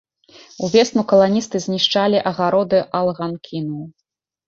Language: Belarusian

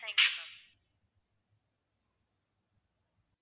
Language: Tamil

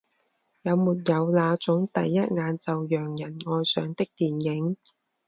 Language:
Chinese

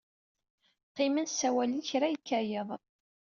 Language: Kabyle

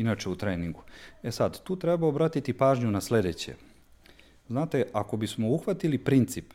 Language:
Croatian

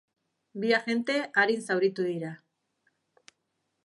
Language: Basque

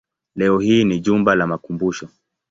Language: Swahili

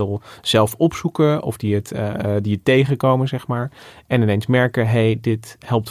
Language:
Dutch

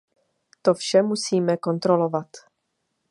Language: Czech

